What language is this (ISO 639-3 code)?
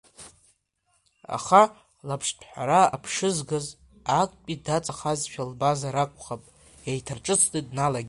abk